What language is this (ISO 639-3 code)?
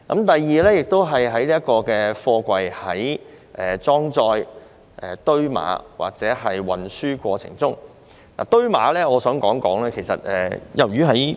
yue